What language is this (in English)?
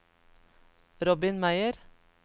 Norwegian